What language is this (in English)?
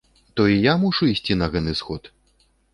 Belarusian